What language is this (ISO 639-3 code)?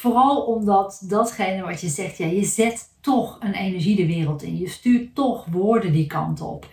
nld